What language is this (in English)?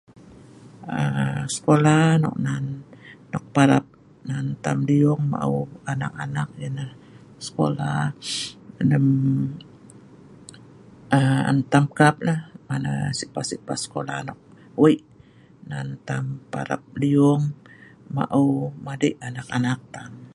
Sa'ban